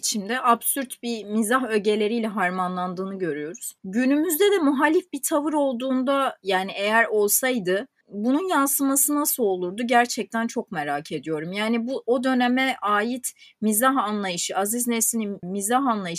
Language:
Turkish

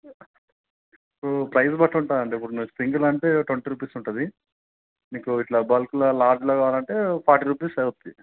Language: Telugu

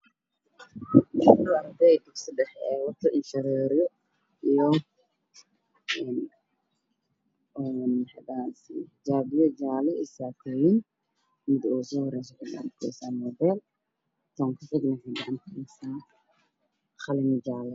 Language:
Somali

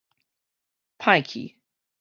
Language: Min Nan Chinese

